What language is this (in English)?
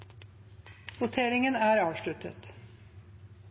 Norwegian Bokmål